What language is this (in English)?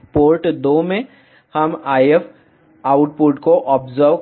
Hindi